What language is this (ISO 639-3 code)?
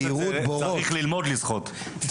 heb